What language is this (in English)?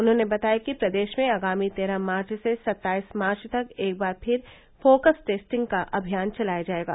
Hindi